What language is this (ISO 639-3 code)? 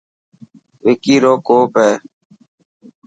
mki